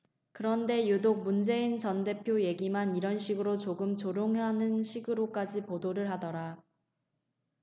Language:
Korean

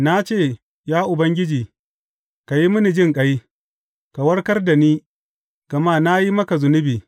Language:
Hausa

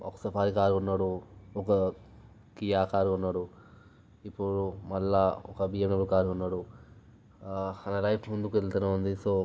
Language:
Telugu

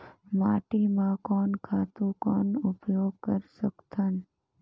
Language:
Chhattisgarhi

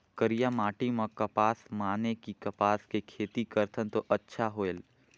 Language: Chhattisgarhi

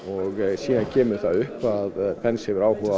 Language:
Icelandic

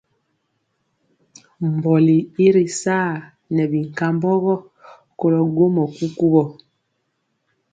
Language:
Mpiemo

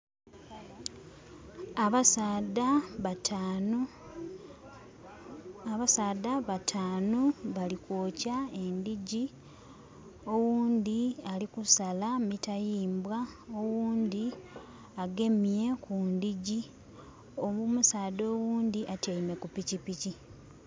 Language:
Soga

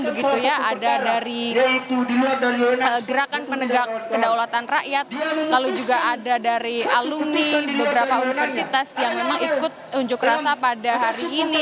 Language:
Indonesian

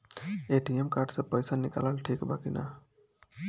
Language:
Bhojpuri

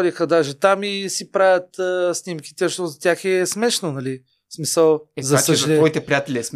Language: Bulgarian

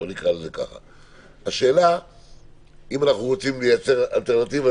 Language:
Hebrew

